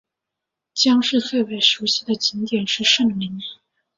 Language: Chinese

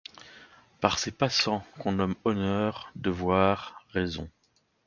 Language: French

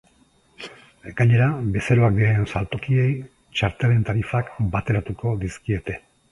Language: Basque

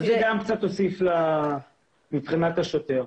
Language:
Hebrew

